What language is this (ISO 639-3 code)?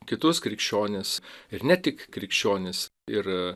lit